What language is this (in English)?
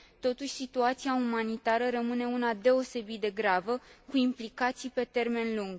Romanian